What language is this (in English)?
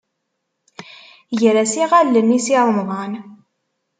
Kabyle